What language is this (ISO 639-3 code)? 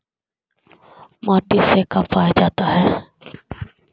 mag